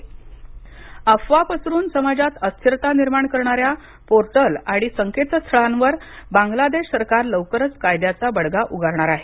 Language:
Marathi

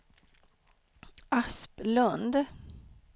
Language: Swedish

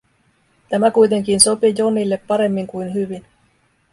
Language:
Finnish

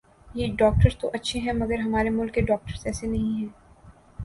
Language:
Urdu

